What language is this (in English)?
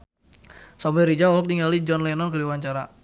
Sundanese